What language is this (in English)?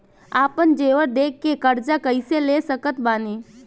Bhojpuri